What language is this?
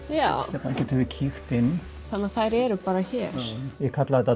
Icelandic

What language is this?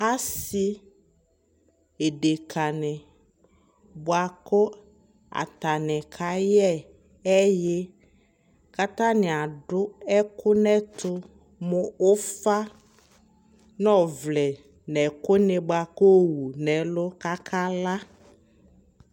Ikposo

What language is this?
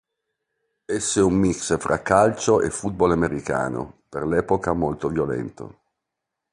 Italian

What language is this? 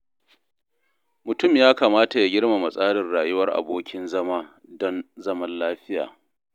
Hausa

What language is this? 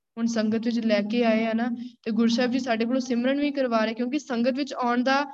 Punjabi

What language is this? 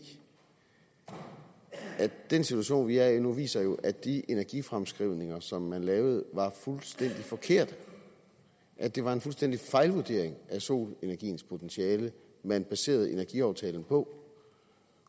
Danish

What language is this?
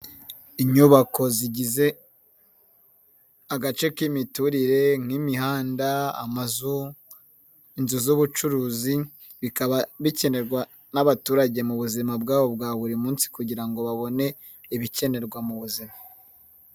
Kinyarwanda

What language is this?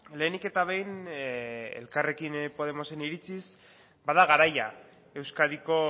Basque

